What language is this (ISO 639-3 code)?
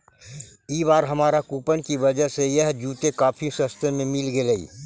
mag